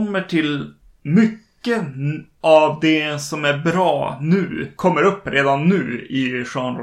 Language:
Swedish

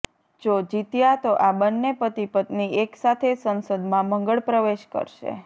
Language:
Gujarati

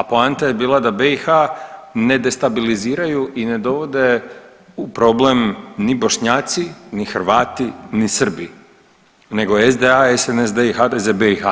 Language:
Croatian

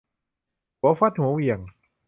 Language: Thai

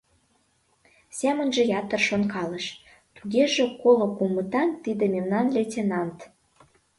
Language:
Mari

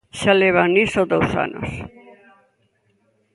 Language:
Galician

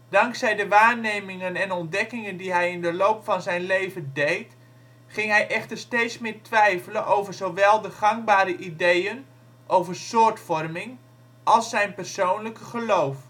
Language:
Dutch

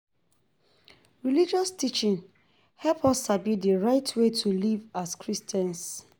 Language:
Nigerian Pidgin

